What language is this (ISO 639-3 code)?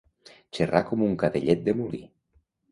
cat